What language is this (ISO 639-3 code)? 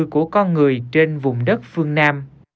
vie